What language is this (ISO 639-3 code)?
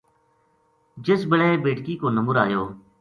gju